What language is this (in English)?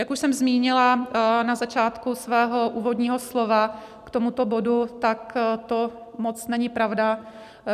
Czech